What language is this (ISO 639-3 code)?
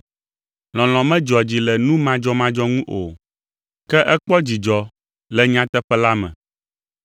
ewe